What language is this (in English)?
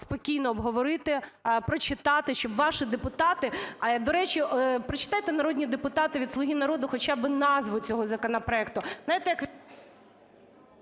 Ukrainian